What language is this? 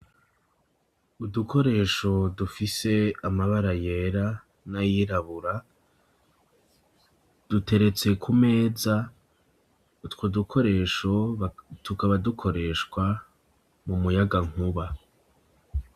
Rundi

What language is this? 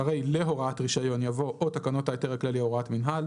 Hebrew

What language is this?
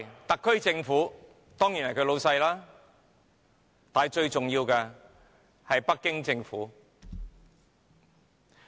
Cantonese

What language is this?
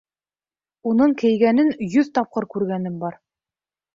Bashkir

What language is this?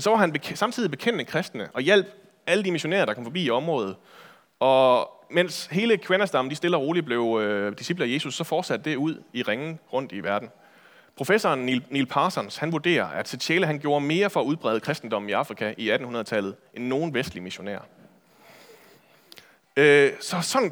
Danish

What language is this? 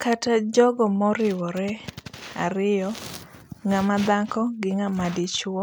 Luo (Kenya and Tanzania)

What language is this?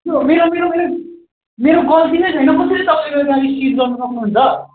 Nepali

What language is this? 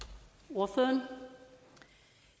Danish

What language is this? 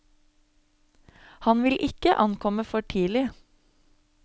Norwegian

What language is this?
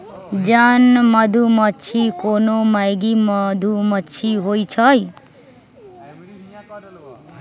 Magahi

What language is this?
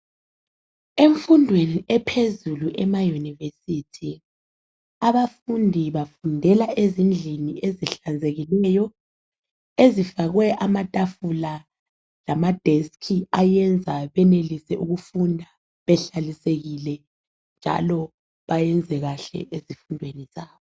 North Ndebele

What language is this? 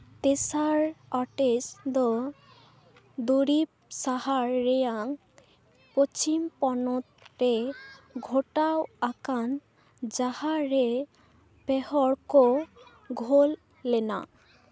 Santali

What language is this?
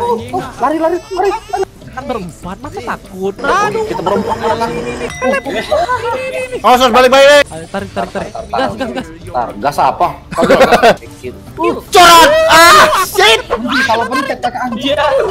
Indonesian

